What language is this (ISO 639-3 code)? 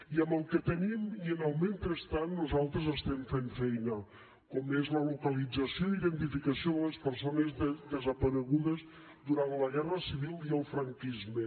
cat